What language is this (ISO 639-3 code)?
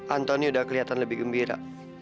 ind